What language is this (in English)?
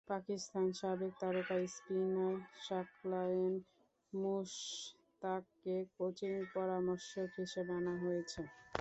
Bangla